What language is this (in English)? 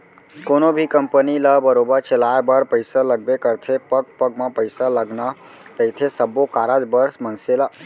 Chhattisgarhi